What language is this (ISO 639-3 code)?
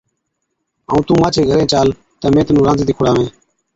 odk